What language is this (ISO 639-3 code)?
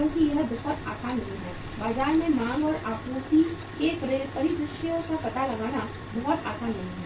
hin